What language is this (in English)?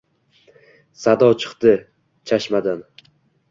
Uzbek